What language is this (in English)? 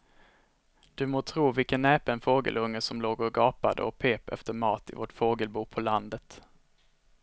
Swedish